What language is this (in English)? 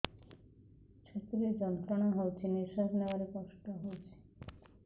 Odia